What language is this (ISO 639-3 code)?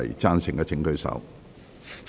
yue